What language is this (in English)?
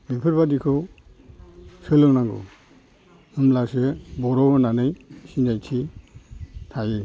Bodo